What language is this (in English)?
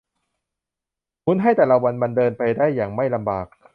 Thai